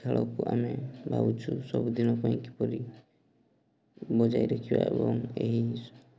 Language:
Odia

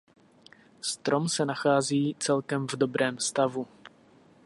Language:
Czech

